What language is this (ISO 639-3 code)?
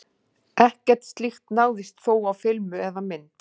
isl